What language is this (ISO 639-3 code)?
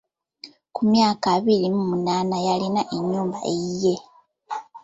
lug